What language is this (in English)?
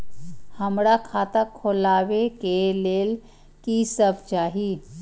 Maithili